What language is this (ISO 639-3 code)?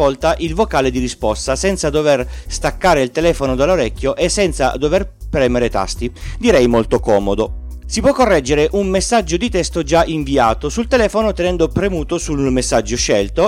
ita